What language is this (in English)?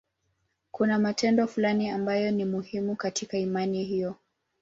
Swahili